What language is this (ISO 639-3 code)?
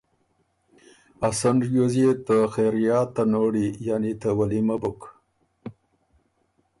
oru